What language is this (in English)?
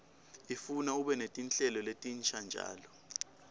Swati